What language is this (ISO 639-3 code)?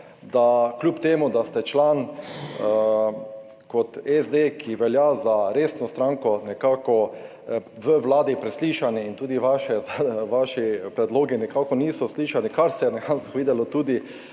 slv